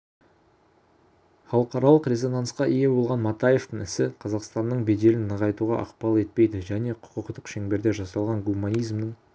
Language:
Kazakh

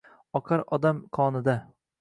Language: Uzbek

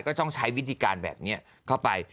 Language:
Thai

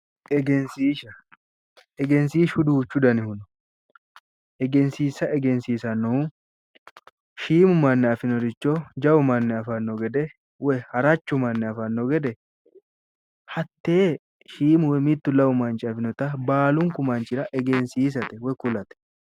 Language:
Sidamo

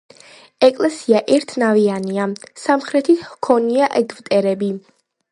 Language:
Georgian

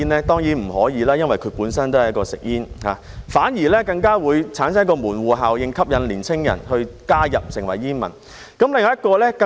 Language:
Cantonese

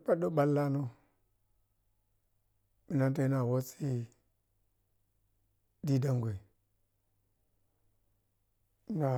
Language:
Piya-Kwonci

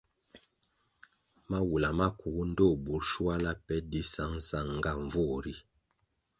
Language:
Kwasio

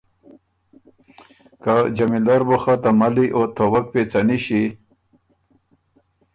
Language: Ormuri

